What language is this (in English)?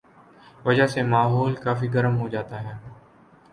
Urdu